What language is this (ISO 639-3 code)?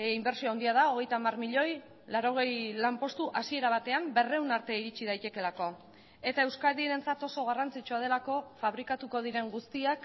eus